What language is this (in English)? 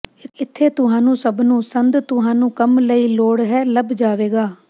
Punjabi